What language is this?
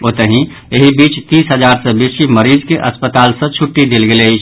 Maithili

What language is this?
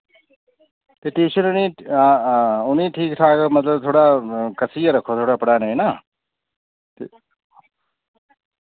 Dogri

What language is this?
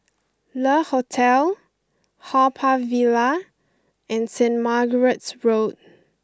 English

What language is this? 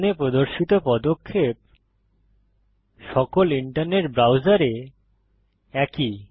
Bangla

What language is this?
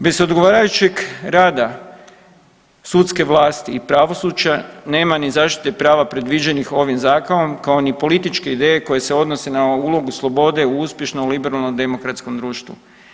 Croatian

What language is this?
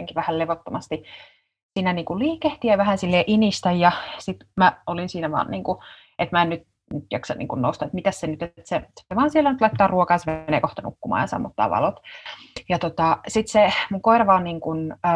Finnish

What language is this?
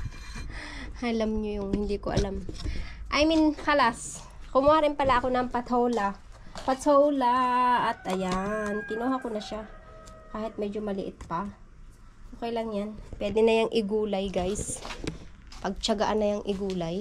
Filipino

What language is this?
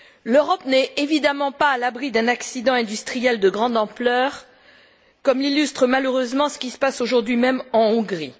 French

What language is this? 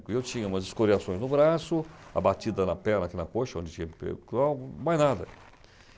Portuguese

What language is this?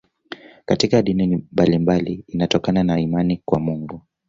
Swahili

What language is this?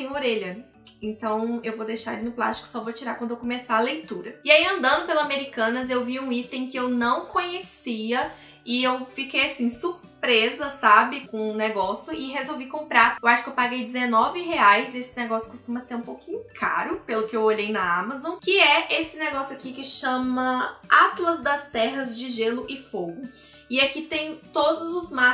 Portuguese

